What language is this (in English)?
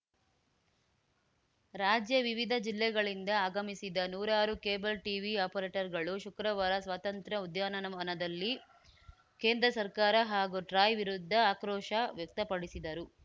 Kannada